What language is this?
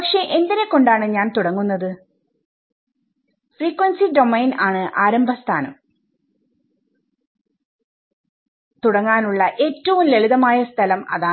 Malayalam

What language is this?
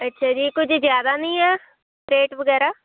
Punjabi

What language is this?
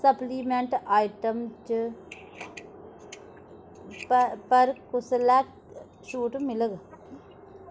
Dogri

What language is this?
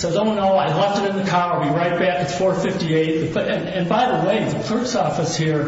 English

